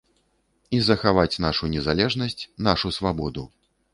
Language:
Belarusian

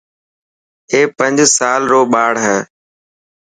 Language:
Dhatki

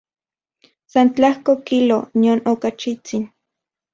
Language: Central Puebla Nahuatl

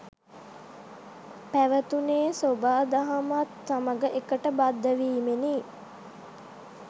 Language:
Sinhala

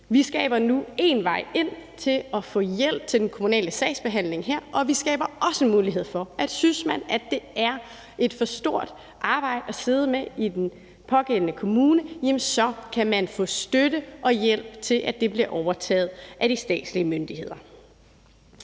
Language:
Danish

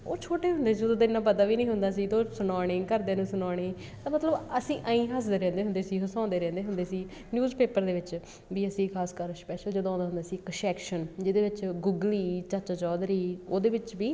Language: Punjabi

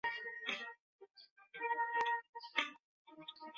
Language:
Chinese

